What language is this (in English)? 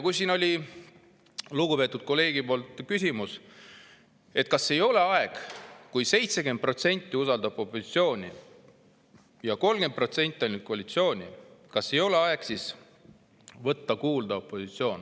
Estonian